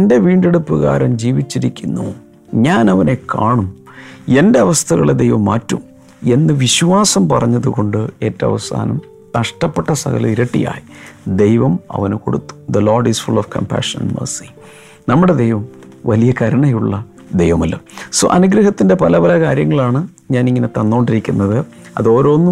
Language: Malayalam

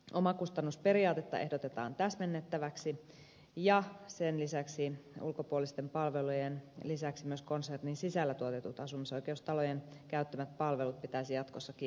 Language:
Finnish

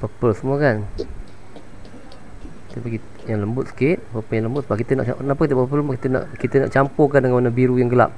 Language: Malay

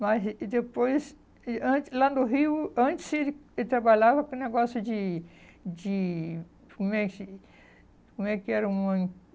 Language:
Portuguese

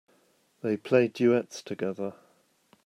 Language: English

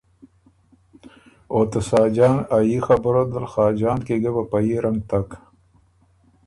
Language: Ormuri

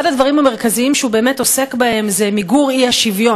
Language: Hebrew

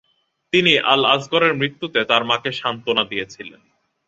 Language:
Bangla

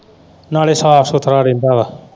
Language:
Punjabi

